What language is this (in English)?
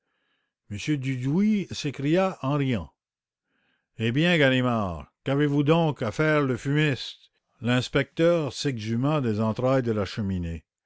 French